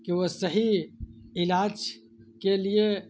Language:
Urdu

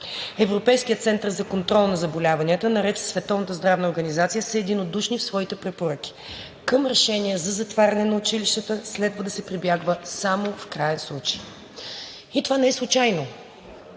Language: Bulgarian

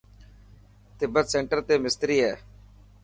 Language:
Dhatki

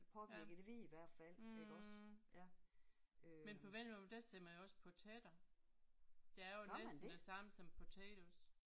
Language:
Danish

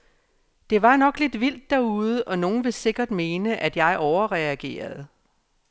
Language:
Danish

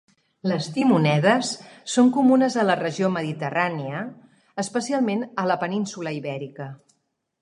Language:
Catalan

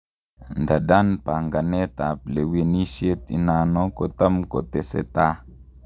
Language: Kalenjin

